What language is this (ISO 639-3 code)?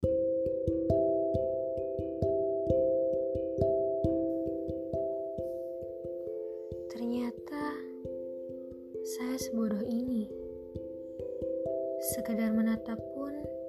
ind